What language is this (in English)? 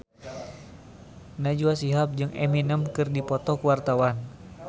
Sundanese